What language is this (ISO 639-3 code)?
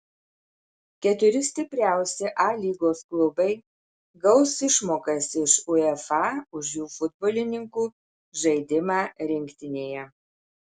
lit